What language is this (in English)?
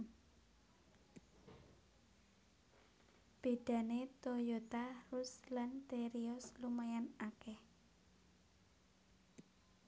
Javanese